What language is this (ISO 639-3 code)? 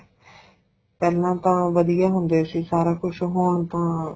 pan